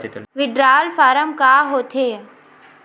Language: Chhattisgarhi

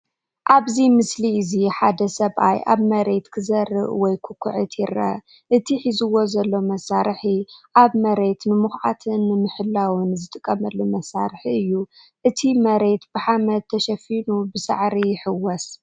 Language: Tigrinya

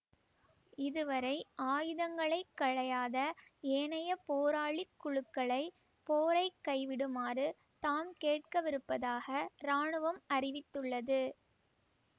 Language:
Tamil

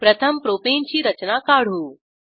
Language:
Marathi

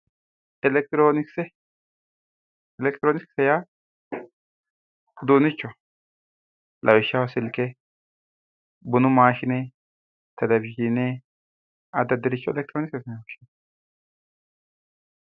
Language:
Sidamo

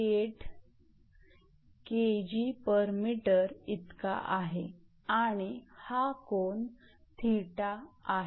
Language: Marathi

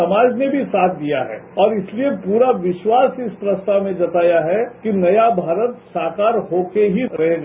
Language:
Hindi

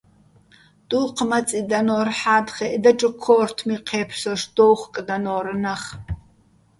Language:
Bats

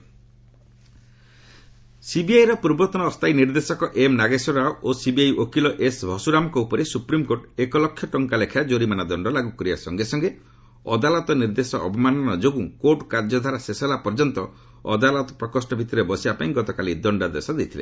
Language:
Odia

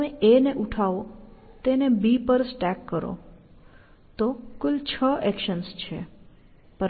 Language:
Gujarati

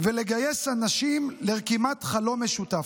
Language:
Hebrew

